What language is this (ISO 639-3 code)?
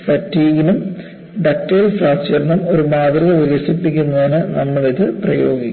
mal